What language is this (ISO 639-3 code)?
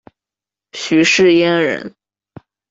zho